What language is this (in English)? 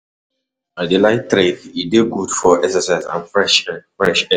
Nigerian Pidgin